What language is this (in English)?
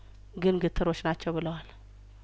Amharic